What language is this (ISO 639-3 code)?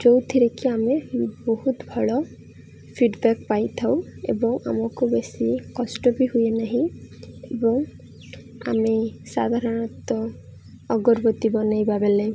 ori